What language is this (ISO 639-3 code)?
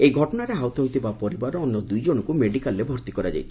ori